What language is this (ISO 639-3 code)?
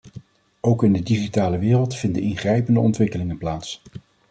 nld